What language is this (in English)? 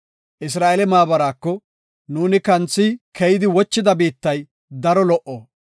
Gofa